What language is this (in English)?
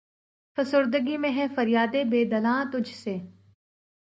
Urdu